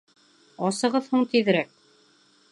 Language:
Bashkir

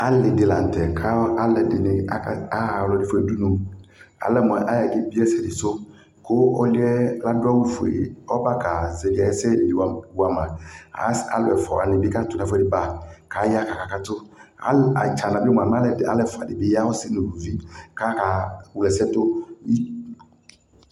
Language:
Ikposo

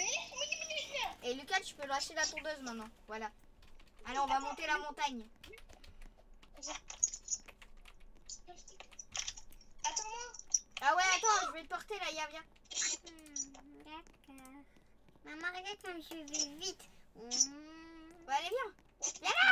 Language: French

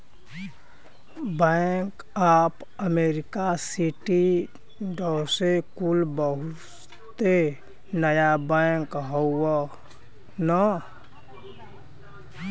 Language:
Bhojpuri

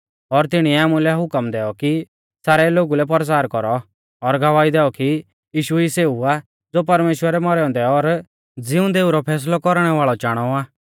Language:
Mahasu Pahari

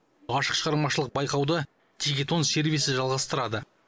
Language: Kazakh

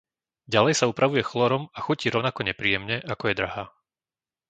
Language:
Slovak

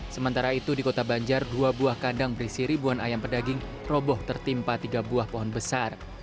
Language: Indonesian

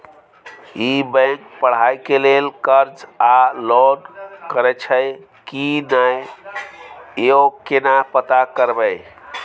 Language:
Maithili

